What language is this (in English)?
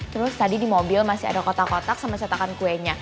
Indonesian